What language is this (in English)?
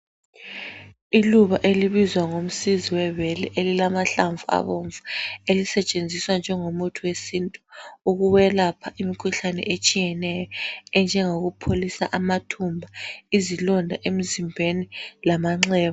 North Ndebele